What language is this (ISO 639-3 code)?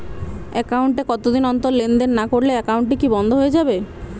ben